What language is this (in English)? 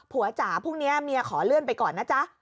Thai